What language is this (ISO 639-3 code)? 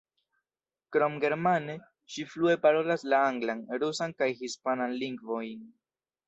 epo